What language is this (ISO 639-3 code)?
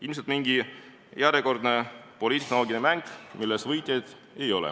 est